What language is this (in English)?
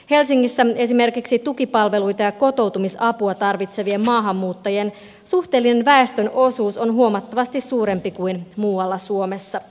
Finnish